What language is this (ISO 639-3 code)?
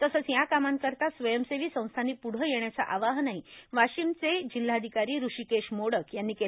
mar